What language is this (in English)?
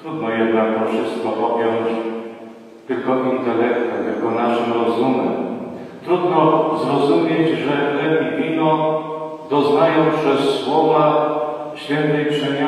Polish